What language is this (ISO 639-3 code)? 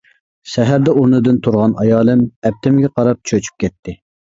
uig